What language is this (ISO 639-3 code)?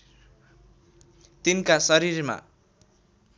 nep